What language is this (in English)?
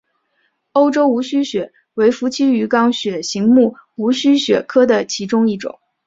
Chinese